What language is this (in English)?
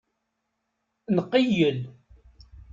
Kabyle